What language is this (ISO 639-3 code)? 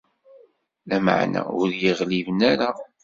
kab